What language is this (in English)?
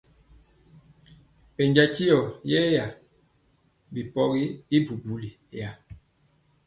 Mpiemo